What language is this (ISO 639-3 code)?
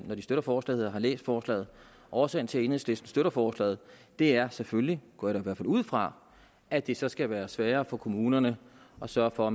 dan